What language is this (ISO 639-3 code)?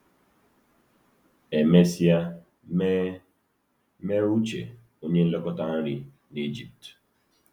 ibo